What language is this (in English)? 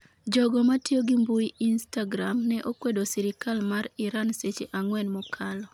Luo (Kenya and Tanzania)